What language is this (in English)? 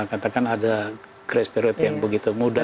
Indonesian